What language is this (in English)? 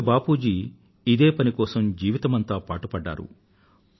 Telugu